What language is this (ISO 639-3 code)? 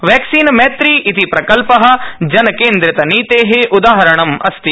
san